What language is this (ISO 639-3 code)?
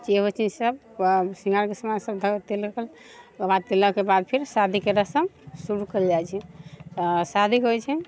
mai